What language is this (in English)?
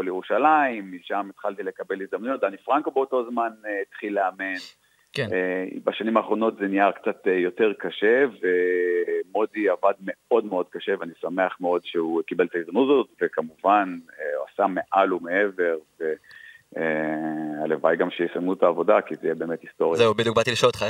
Hebrew